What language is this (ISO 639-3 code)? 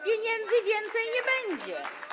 pol